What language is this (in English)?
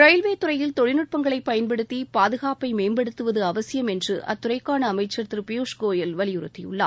Tamil